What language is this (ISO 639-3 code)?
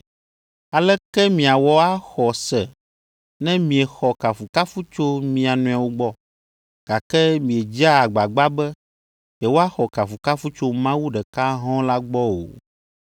ewe